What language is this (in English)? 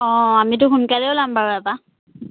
Assamese